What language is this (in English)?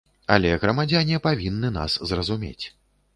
Belarusian